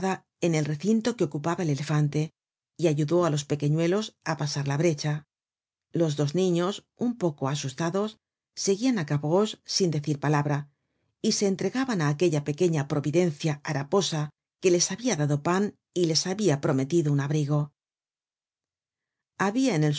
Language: Spanish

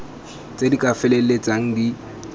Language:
Tswana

